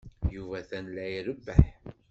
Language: Kabyle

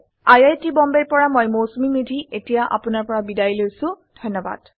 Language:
Assamese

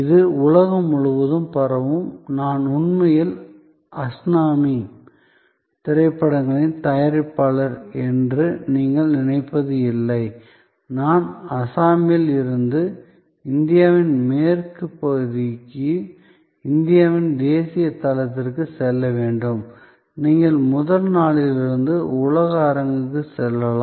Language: Tamil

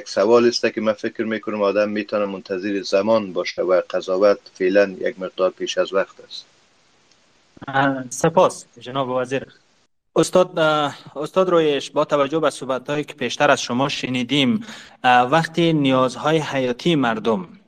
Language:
Persian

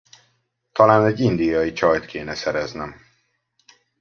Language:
Hungarian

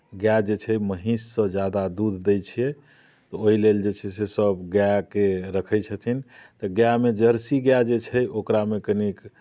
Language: Maithili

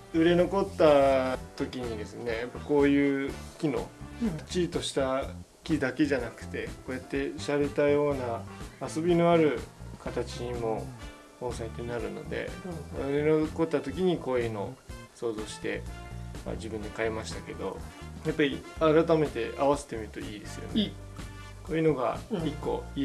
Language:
Japanese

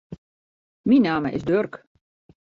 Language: Western Frisian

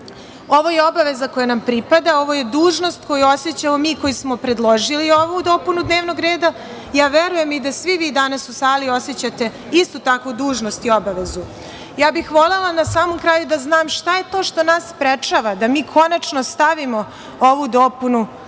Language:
Serbian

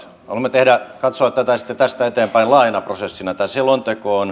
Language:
Finnish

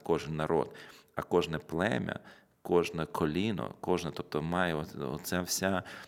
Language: Ukrainian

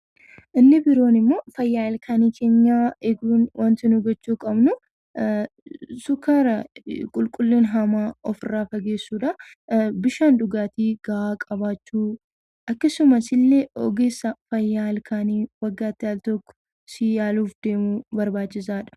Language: Oromo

